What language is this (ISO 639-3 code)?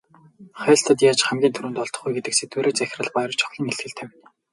mon